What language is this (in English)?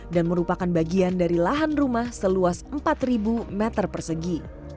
Indonesian